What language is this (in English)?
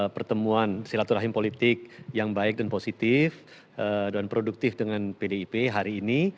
Indonesian